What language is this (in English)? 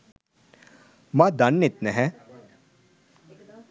Sinhala